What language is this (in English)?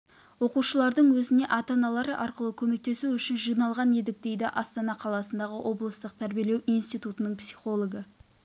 Kazakh